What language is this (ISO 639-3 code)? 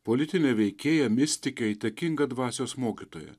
lit